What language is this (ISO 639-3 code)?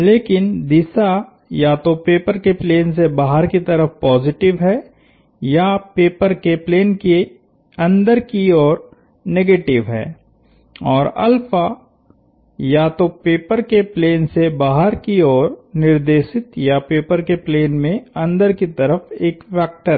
hin